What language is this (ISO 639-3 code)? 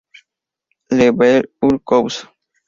spa